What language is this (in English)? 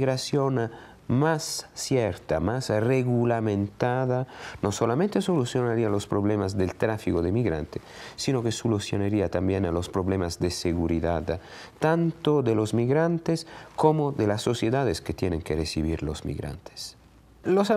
Spanish